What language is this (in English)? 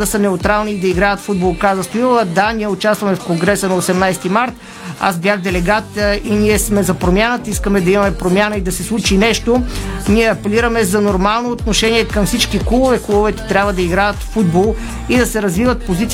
Bulgarian